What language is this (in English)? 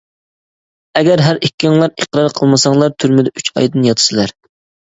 Uyghur